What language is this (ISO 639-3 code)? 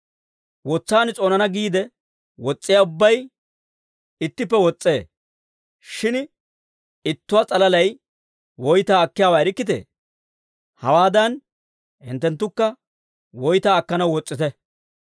dwr